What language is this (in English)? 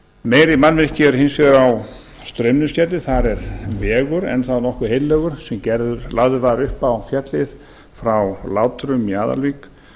Icelandic